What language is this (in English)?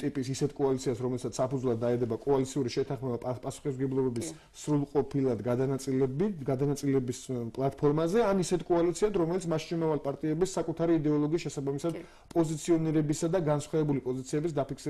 Romanian